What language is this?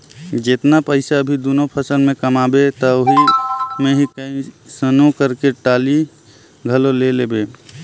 Chhattisgarhi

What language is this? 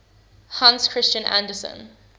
English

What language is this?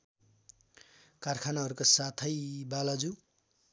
Nepali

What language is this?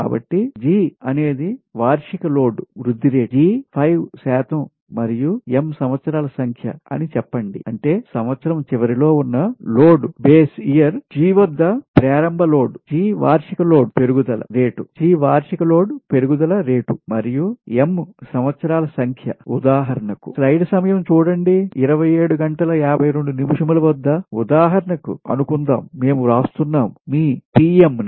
Telugu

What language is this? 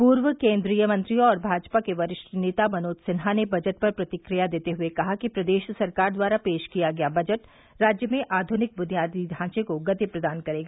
Hindi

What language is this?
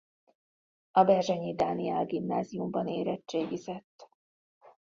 Hungarian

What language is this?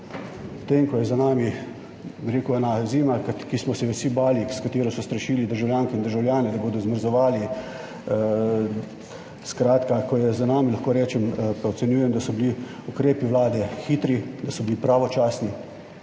Slovenian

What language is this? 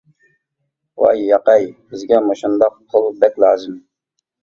Uyghur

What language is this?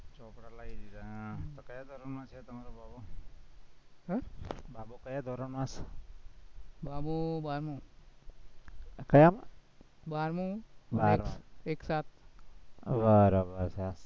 Gujarati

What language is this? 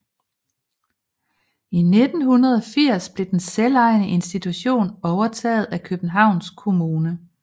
Danish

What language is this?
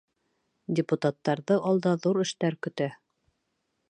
Bashkir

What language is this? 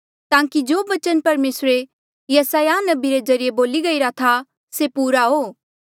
Mandeali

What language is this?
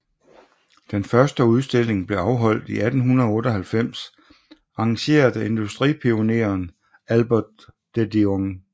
Danish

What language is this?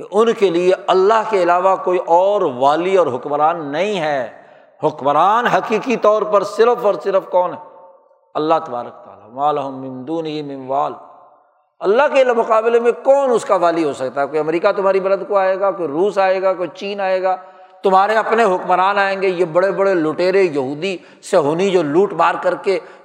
Urdu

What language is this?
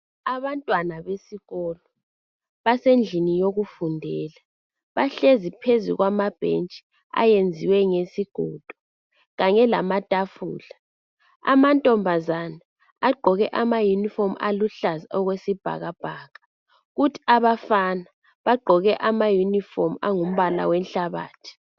North Ndebele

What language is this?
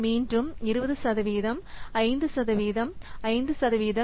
Tamil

